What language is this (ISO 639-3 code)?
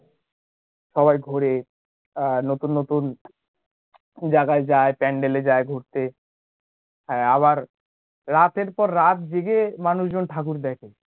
ben